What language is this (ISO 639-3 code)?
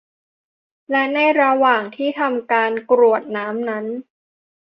tha